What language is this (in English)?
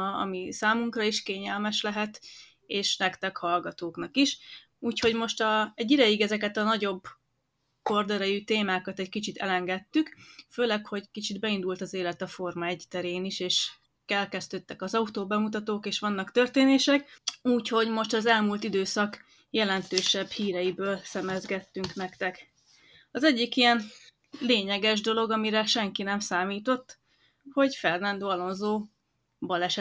Hungarian